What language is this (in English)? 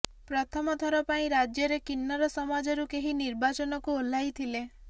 Odia